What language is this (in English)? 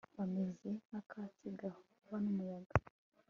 Kinyarwanda